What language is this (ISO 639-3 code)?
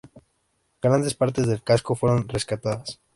spa